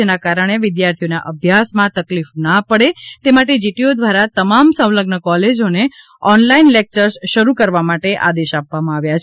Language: Gujarati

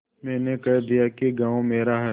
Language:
Hindi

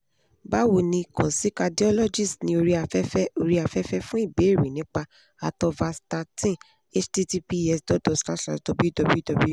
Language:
Yoruba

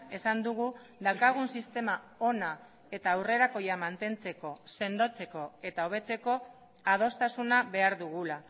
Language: Basque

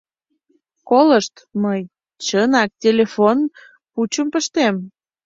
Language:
Mari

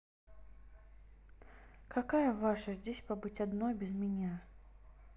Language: Russian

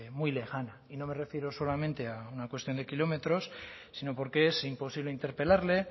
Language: Spanish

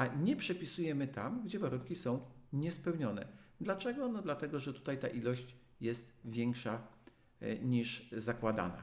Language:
Polish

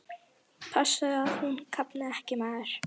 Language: Icelandic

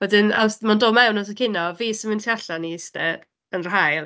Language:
Welsh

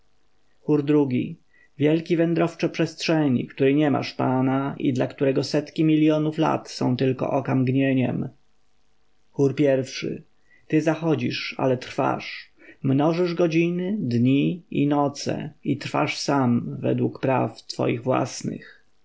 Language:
Polish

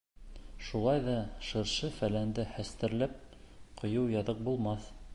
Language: Bashkir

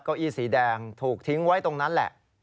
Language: Thai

